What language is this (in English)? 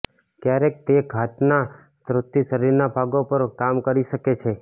Gujarati